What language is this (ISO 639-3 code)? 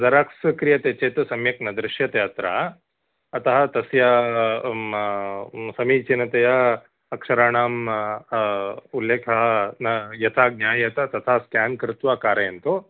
san